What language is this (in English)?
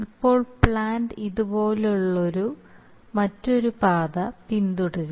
Malayalam